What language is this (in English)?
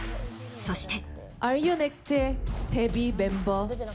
Japanese